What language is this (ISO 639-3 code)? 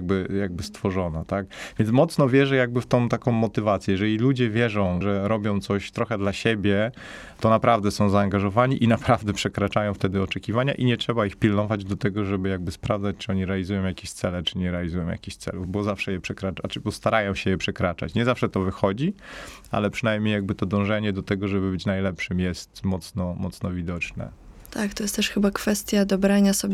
pol